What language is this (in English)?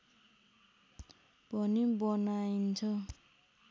Nepali